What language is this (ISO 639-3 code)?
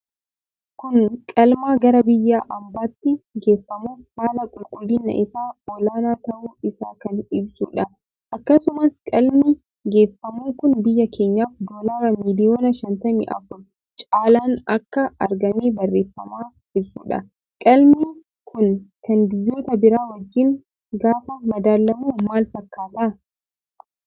orm